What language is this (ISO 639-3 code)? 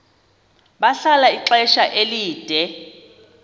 xho